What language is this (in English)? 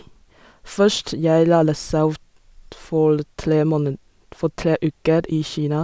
Norwegian